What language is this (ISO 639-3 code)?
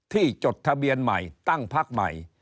tha